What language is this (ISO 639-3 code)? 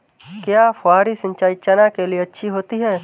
hin